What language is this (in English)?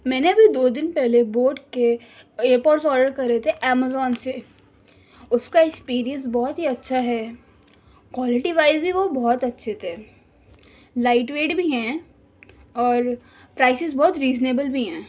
Urdu